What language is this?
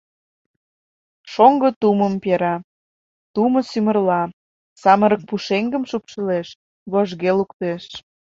Mari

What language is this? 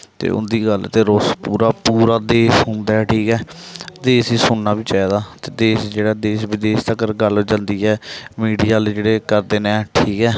Dogri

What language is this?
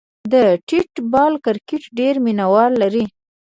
Pashto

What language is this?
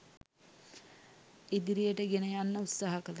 Sinhala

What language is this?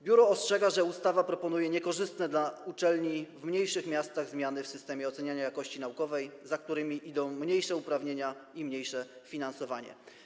Polish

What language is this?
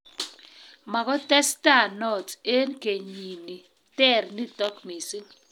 Kalenjin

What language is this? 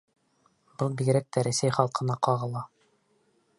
Bashkir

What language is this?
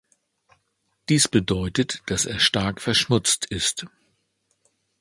German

